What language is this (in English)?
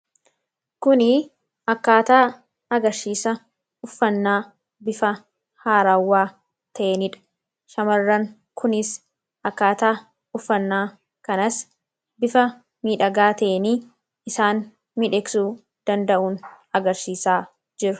Oromo